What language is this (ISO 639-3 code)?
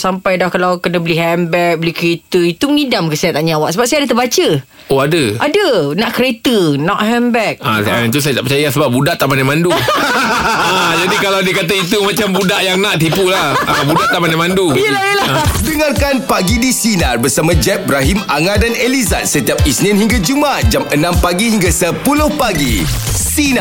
msa